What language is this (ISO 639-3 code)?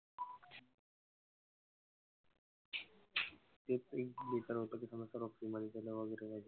mar